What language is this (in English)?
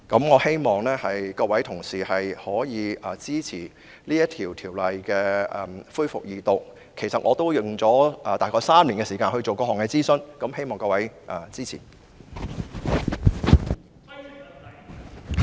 Cantonese